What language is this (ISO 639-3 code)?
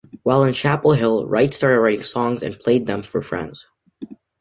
eng